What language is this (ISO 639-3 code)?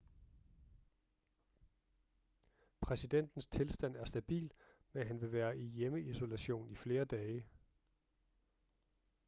dan